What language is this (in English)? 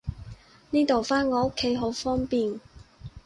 Cantonese